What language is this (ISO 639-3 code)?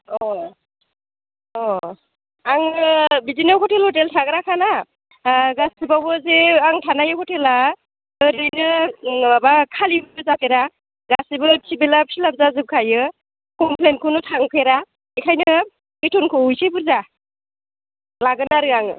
brx